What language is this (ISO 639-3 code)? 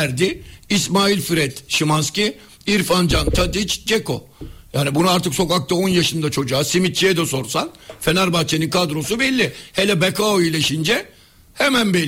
tur